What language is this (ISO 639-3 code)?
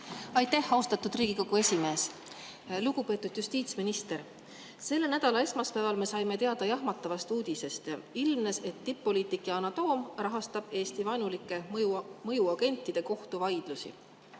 est